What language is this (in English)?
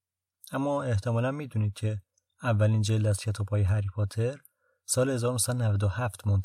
Persian